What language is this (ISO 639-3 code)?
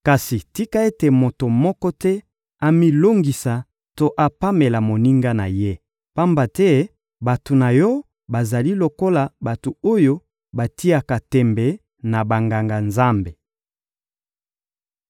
lin